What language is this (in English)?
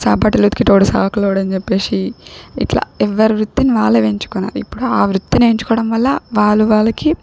Telugu